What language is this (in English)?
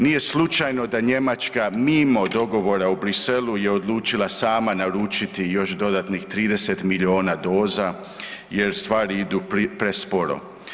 Croatian